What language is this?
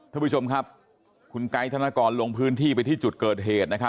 Thai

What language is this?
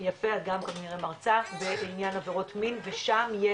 Hebrew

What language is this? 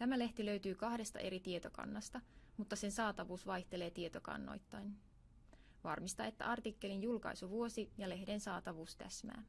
Finnish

